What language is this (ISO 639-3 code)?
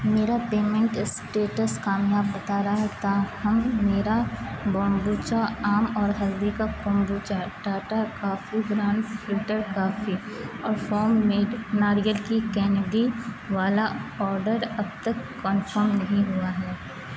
urd